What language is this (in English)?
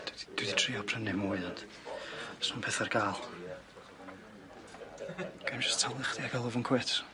Welsh